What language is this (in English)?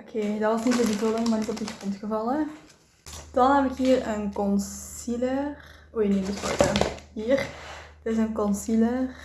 Dutch